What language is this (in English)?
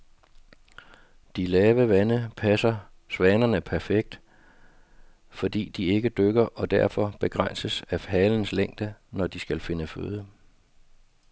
Danish